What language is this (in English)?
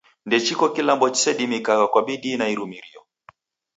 Taita